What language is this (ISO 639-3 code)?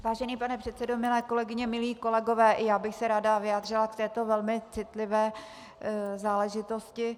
ces